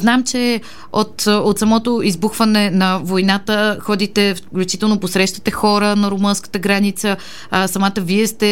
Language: Bulgarian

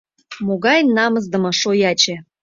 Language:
Mari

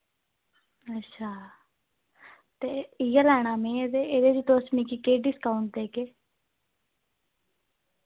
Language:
Dogri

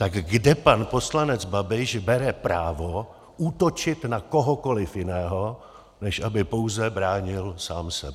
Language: Czech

